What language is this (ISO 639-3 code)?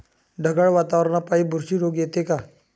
mar